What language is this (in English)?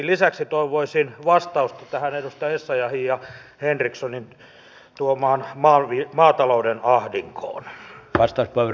Finnish